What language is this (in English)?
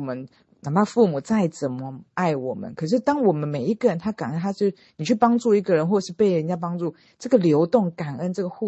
Chinese